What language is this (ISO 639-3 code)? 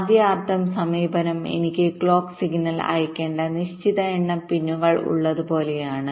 mal